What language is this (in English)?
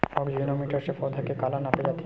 Chhattisgarhi